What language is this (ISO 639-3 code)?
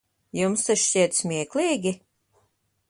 lav